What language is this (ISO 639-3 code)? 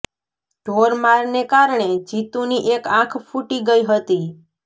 guj